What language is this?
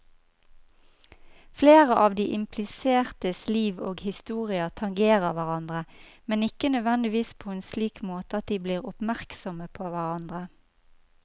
Norwegian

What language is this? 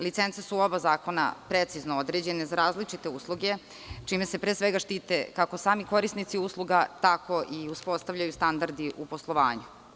Serbian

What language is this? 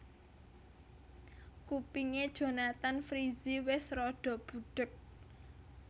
Javanese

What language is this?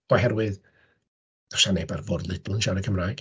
Welsh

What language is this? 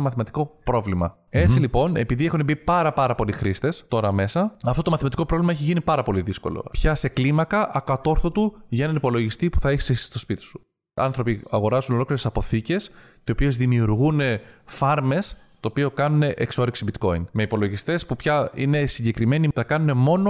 Greek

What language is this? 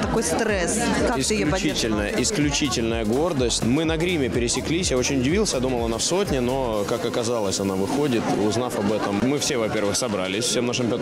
Russian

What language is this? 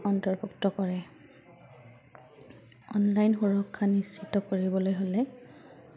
Assamese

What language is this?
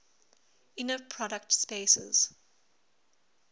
English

